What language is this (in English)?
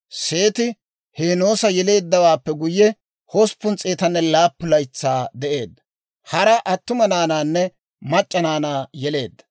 Dawro